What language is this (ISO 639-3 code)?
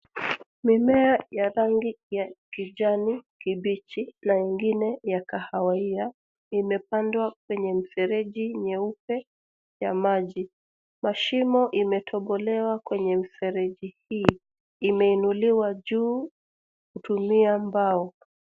swa